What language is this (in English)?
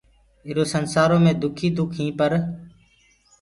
Gurgula